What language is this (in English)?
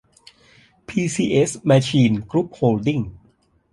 Thai